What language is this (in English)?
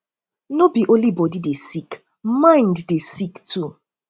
Nigerian Pidgin